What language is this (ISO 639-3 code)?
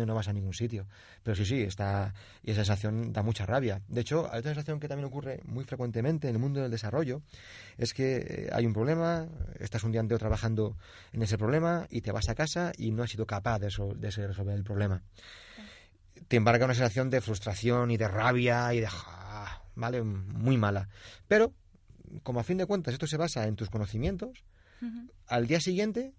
spa